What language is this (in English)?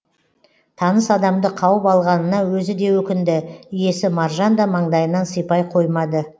Kazakh